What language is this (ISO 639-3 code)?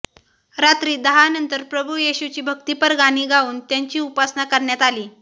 mar